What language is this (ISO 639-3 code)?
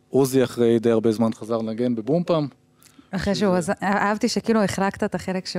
heb